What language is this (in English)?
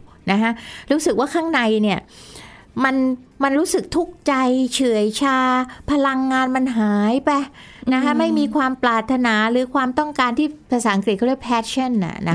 Thai